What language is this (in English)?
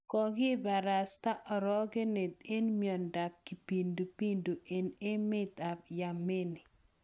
Kalenjin